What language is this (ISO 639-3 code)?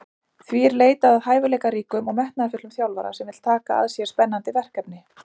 isl